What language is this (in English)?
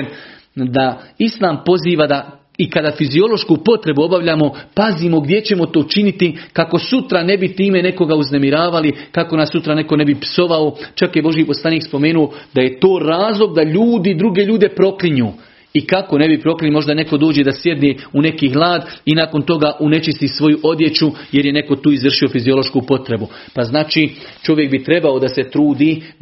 Croatian